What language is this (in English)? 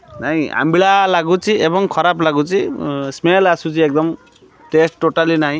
Odia